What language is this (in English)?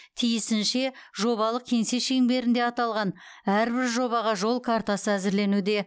Kazakh